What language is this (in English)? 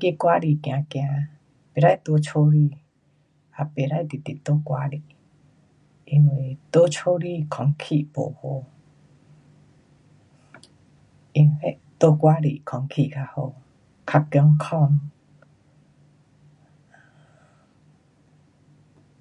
Pu-Xian Chinese